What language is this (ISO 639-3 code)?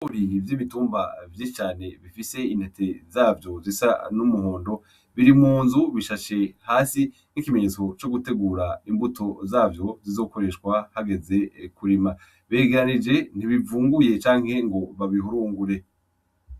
run